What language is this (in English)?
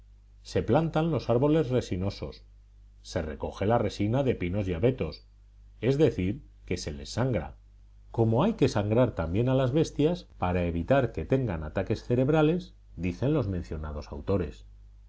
Spanish